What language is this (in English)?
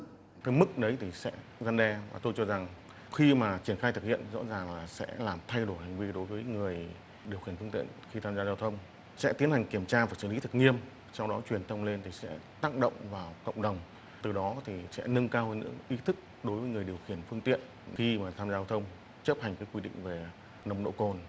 Vietnamese